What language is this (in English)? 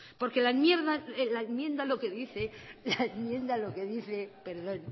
Spanish